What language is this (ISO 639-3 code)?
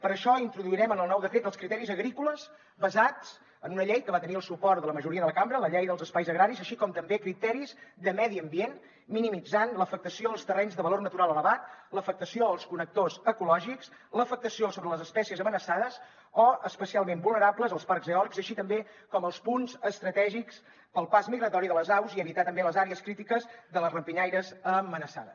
cat